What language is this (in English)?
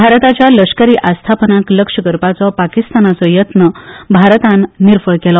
Konkani